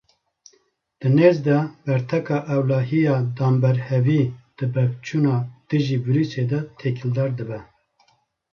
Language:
Kurdish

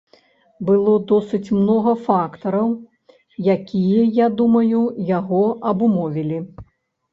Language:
Belarusian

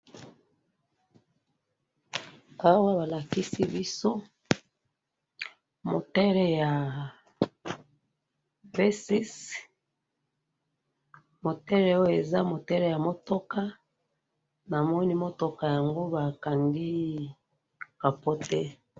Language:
Lingala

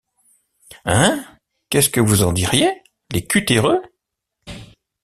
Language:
French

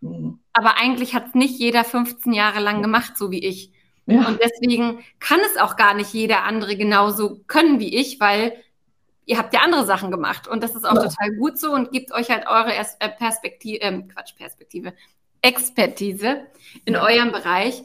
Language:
German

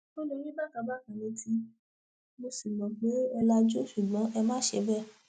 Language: Yoruba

